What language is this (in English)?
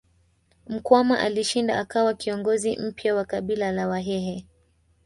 Swahili